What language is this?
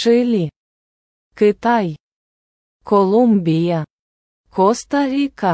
Ukrainian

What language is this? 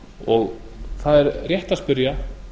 Icelandic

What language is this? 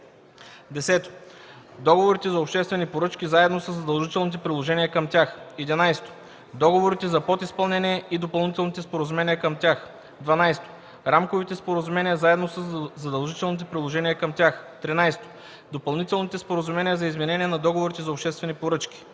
Bulgarian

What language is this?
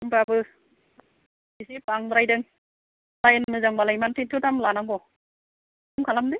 Bodo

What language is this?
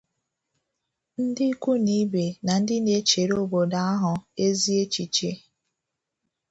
Igbo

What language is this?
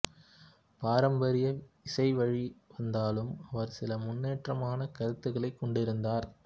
Tamil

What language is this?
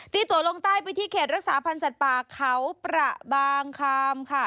Thai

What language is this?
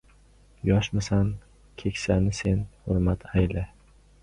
Uzbek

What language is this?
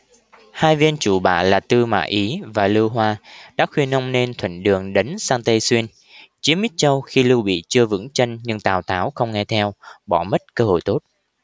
Vietnamese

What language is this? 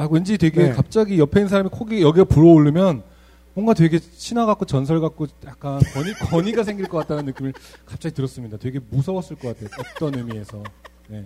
Korean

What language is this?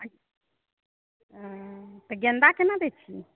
Maithili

